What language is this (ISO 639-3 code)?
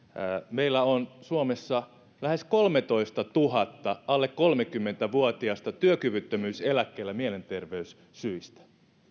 fin